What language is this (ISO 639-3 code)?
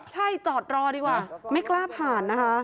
tha